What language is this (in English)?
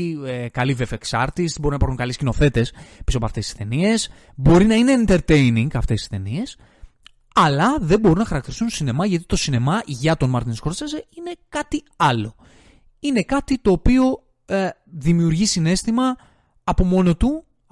Greek